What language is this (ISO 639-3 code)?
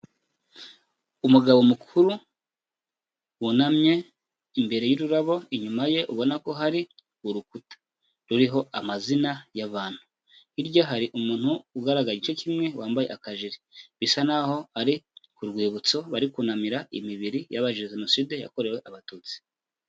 kin